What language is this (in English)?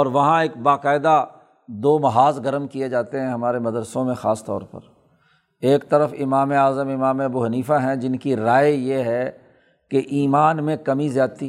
Urdu